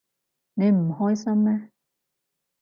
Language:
Cantonese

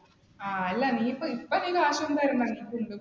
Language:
Malayalam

